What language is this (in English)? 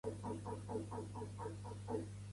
Catalan